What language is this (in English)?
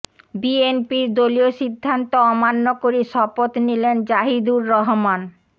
Bangla